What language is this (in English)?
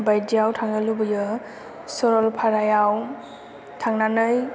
Bodo